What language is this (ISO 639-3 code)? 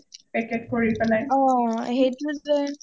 asm